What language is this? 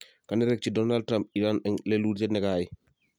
Kalenjin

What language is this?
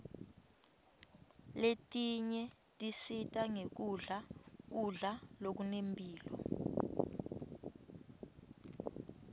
Swati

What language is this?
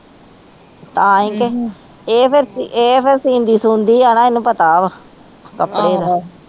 Punjabi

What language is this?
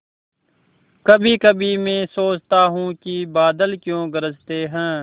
Hindi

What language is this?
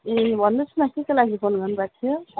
Nepali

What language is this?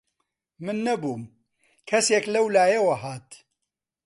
Central Kurdish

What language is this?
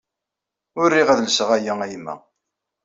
Kabyle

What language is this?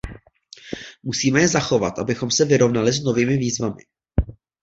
Czech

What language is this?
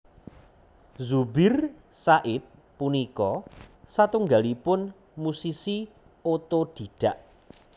Javanese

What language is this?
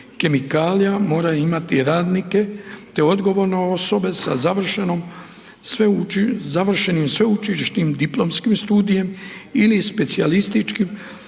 Croatian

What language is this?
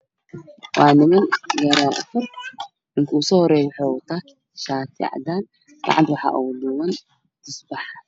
Somali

